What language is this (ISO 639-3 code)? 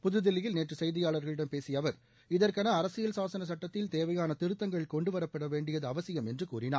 tam